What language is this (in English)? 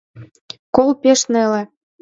Mari